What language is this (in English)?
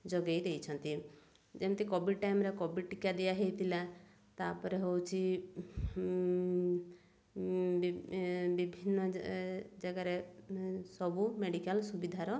Odia